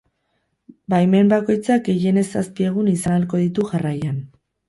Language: Basque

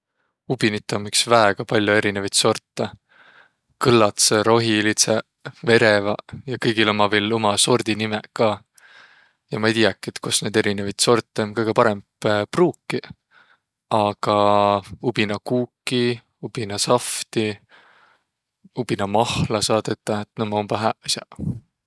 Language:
Võro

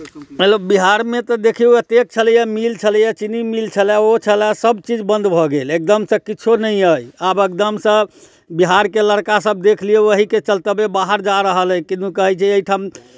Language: Maithili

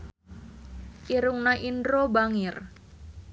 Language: Sundanese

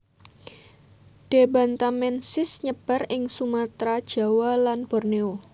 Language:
Javanese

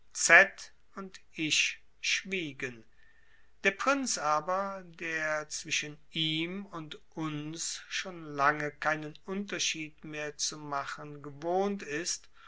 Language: German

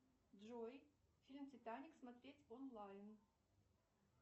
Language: Russian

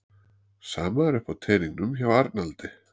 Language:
Icelandic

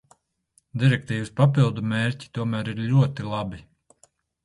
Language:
Latvian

